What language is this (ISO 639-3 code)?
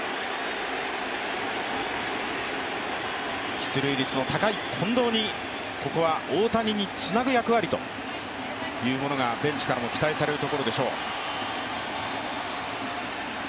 jpn